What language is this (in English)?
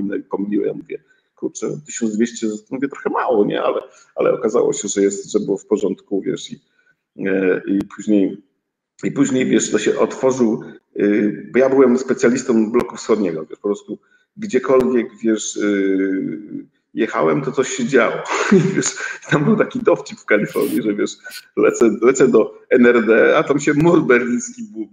Polish